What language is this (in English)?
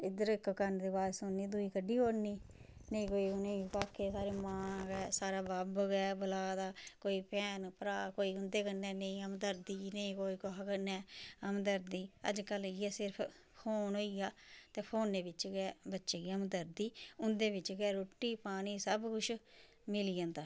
Dogri